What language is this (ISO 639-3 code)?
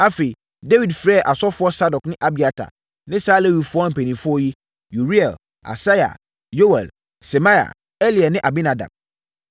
aka